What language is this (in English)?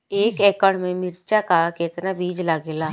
Bhojpuri